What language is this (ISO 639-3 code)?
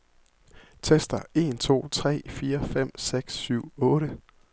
dan